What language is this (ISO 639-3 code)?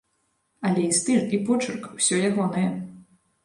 bel